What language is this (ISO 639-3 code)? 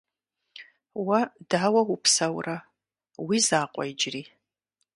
kbd